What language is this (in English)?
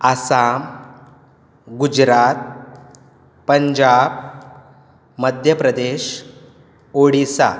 Konkani